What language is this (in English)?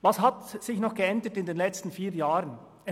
Swiss German